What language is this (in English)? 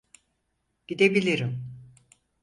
Turkish